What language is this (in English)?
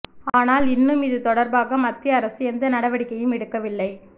Tamil